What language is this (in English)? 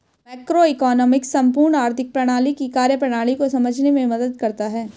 Hindi